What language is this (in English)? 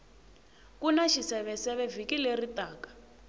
Tsonga